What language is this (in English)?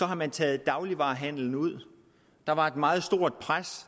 Danish